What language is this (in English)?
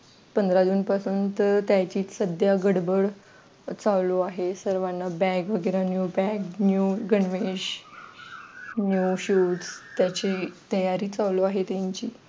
Marathi